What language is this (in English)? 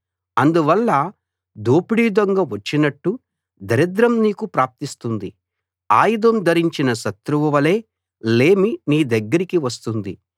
Telugu